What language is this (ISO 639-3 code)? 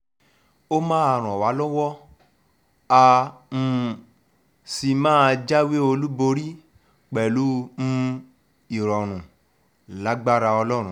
yor